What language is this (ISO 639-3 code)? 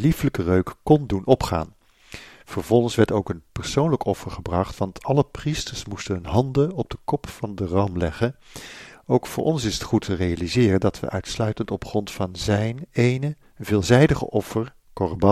nld